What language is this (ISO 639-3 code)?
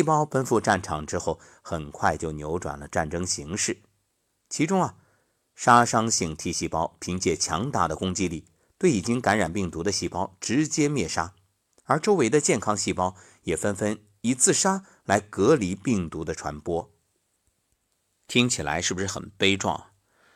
zho